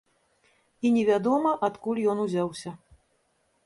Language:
Belarusian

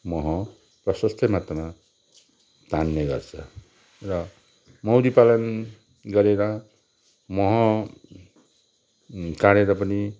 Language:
Nepali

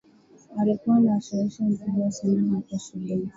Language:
Swahili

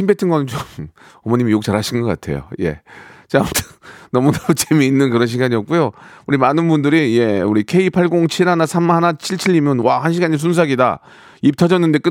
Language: Korean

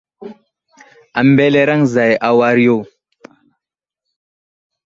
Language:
Wuzlam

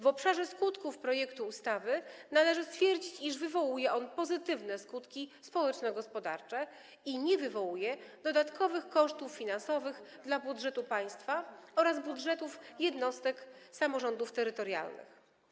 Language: Polish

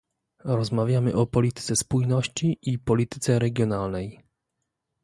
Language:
Polish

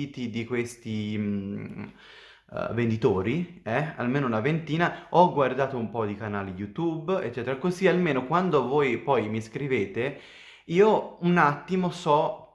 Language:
Italian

